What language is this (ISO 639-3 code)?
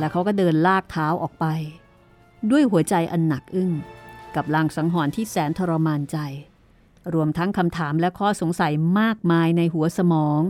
tha